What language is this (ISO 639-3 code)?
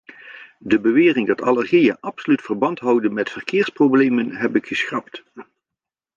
nld